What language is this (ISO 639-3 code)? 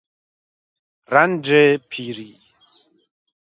fas